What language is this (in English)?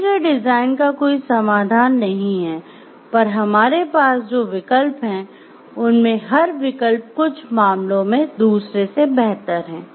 Hindi